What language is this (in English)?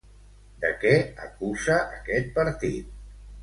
Catalan